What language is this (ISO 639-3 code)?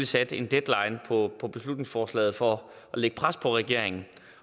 dan